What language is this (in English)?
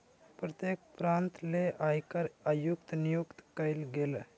Magahi